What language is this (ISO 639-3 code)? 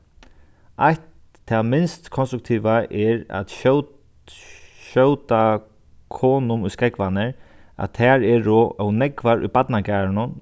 fao